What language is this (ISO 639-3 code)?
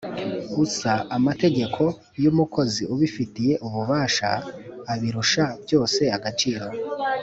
kin